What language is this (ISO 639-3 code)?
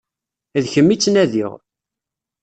kab